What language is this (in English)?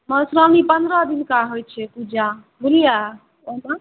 Maithili